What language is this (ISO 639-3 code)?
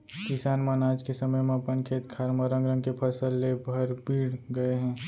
hne